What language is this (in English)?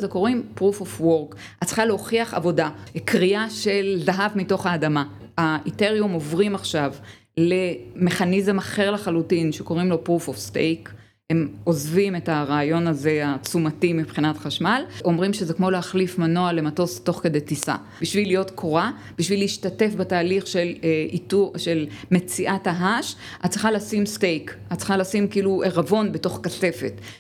Hebrew